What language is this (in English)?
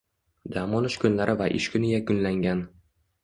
Uzbek